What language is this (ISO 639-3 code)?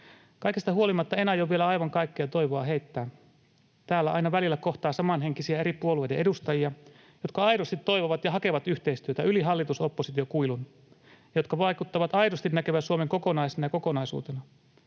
fin